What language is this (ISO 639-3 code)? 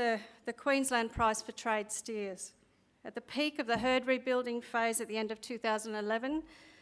eng